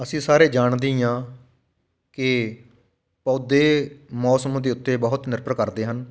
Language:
Punjabi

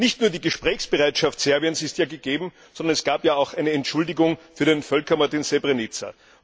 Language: German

